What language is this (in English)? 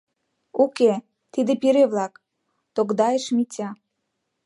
Mari